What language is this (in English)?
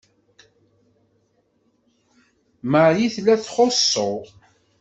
Kabyle